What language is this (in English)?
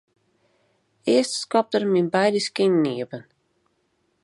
Western Frisian